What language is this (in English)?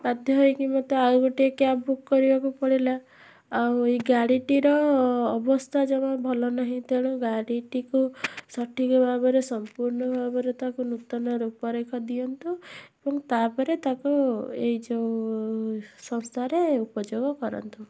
Odia